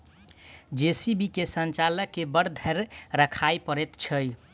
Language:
Maithili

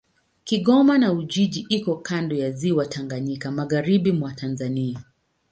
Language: Swahili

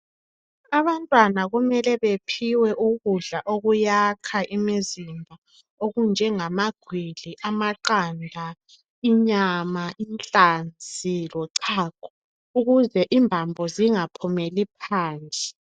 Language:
North Ndebele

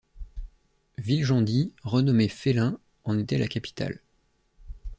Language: French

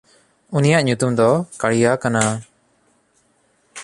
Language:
Santali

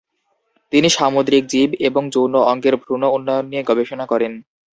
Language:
Bangla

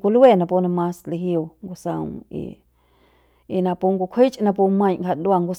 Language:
Central Pame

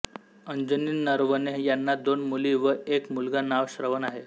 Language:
Marathi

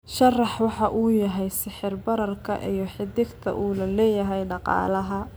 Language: Somali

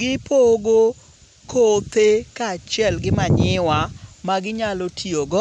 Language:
Luo (Kenya and Tanzania)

